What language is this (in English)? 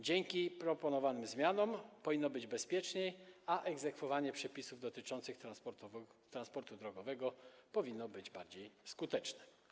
Polish